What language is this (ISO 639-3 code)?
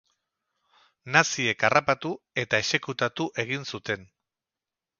eus